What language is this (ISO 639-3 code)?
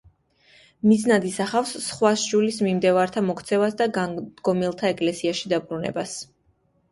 kat